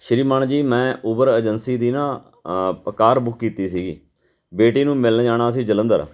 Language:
Punjabi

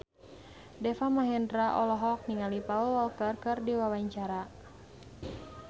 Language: Sundanese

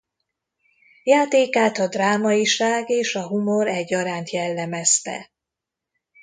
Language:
Hungarian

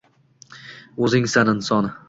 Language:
Uzbek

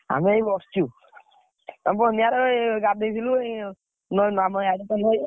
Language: Odia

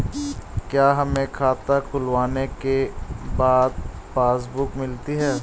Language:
Hindi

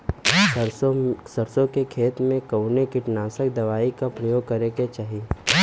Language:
Bhojpuri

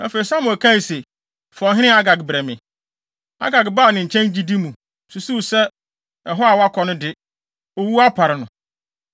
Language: Akan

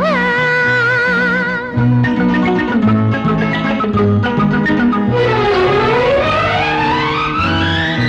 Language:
Kannada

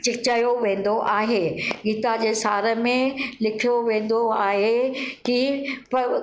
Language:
Sindhi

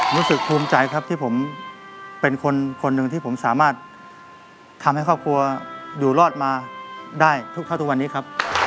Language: Thai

